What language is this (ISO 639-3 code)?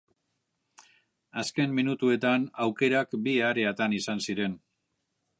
eus